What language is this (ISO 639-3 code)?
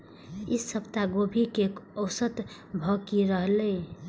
mai